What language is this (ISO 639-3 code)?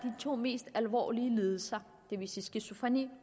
dan